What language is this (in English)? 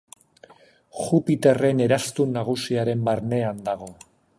Basque